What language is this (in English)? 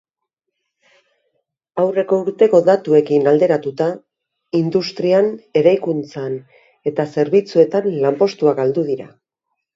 Basque